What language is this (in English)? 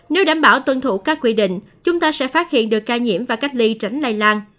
Vietnamese